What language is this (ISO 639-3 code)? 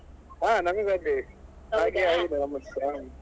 kan